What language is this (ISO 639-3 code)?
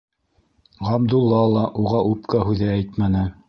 bak